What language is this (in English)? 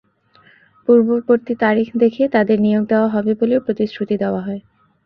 Bangla